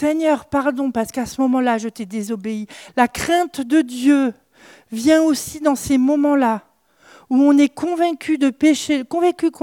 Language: French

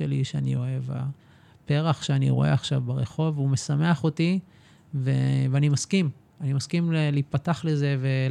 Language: Hebrew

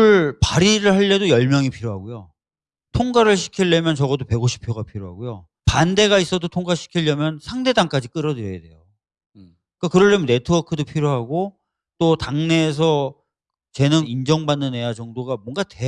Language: Korean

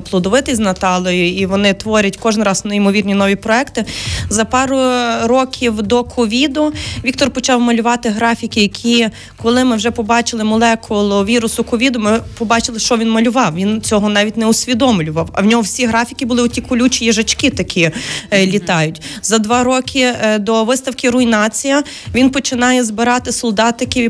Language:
Ukrainian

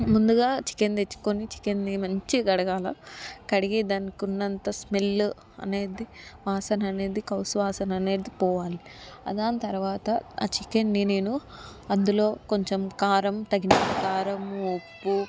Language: Telugu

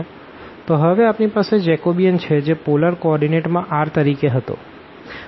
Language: Gujarati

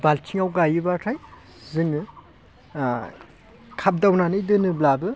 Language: Bodo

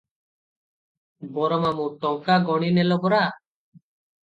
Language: Odia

